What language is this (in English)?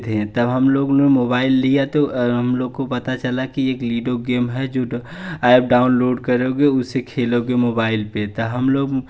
Hindi